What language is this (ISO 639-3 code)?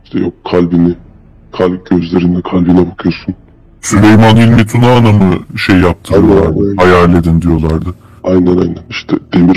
tur